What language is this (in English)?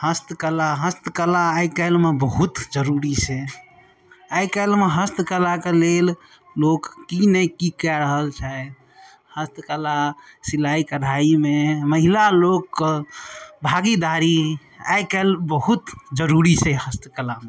Maithili